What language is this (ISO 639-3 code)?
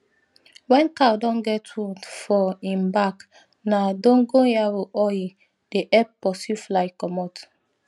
pcm